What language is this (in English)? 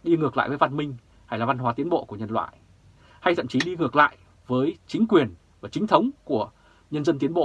Vietnamese